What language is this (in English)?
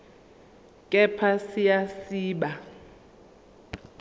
Zulu